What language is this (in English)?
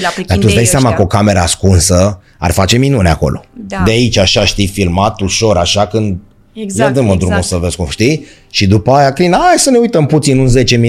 Romanian